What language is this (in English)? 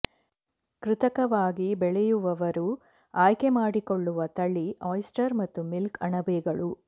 Kannada